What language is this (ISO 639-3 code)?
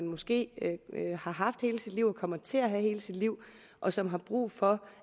dan